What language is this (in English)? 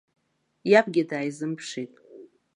Abkhazian